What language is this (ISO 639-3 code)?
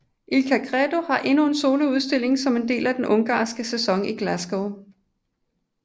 dan